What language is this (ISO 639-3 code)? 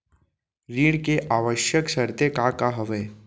hne